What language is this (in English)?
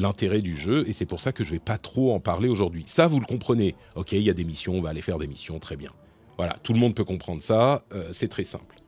French